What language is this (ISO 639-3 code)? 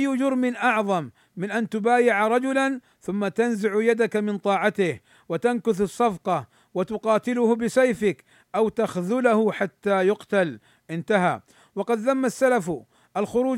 ara